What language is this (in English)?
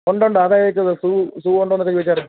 Malayalam